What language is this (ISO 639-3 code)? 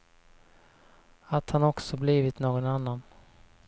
swe